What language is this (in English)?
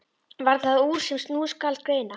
Icelandic